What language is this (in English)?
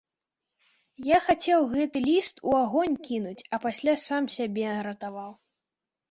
Belarusian